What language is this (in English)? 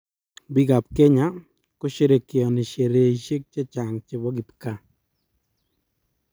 Kalenjin